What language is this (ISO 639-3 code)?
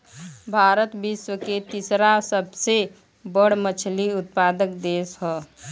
bho